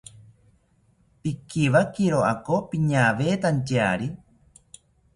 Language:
South Ucayali Ashéninka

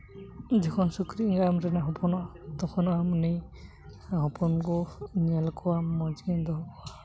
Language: Santali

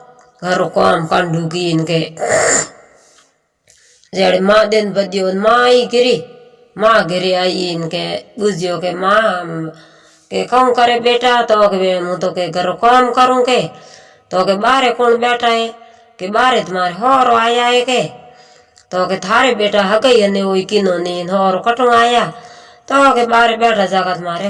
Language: Hindi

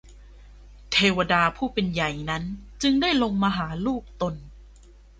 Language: Thai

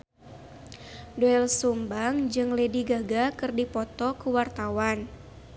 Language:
Sundanese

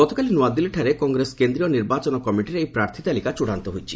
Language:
Odia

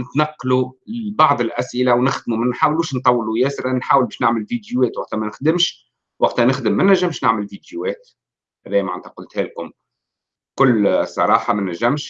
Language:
Arabic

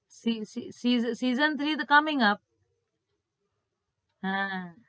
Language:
Gujarati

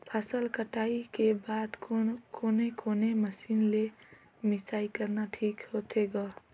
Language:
Chhattisgarhi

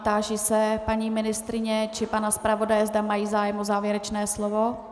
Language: Czech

